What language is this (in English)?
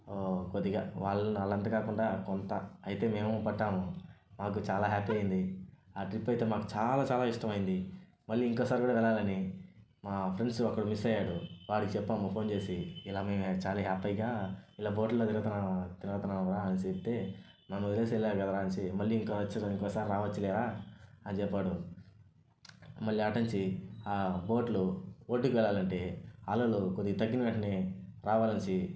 Telugu